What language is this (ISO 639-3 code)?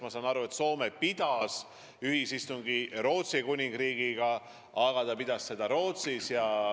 est